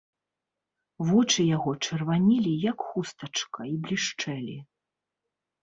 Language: Belarusian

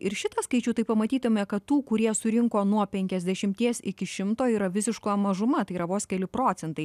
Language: Lithuanian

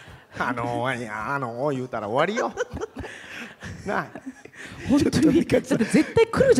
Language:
Japanese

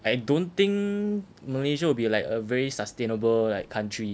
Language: English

